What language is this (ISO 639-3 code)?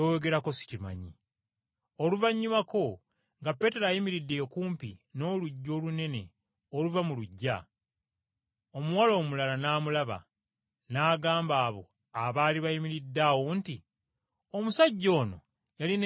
lug